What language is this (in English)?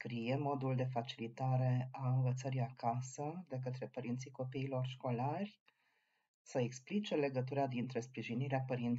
Romanian